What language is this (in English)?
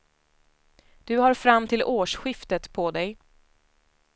Swedish